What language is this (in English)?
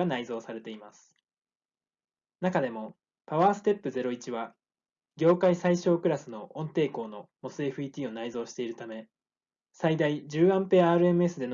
Japanese